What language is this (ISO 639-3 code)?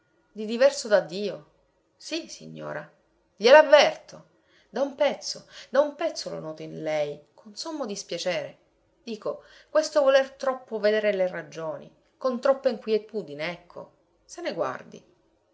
ita